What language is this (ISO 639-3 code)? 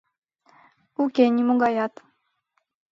chm